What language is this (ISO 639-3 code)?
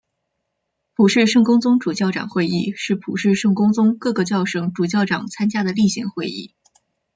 zho